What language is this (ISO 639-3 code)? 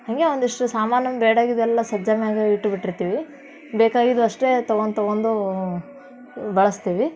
kan